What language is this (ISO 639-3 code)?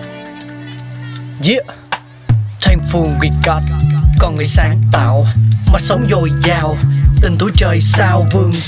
vie